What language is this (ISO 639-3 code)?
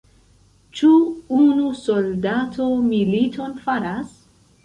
epo